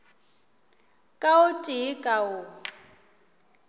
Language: Northern Sotho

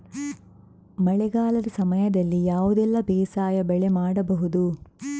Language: Kannada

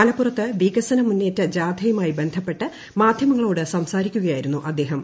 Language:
Malayalam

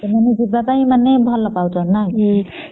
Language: Odia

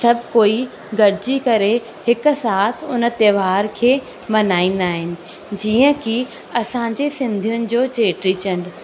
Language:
Sindhi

